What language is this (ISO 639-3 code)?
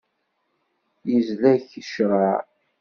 kab